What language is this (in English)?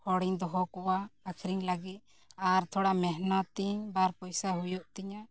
Santali